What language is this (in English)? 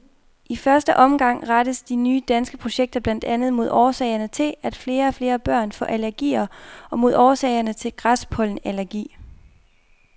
Danish